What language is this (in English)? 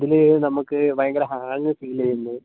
Malayalam